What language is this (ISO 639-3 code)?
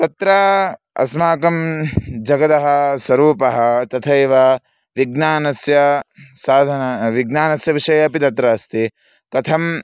san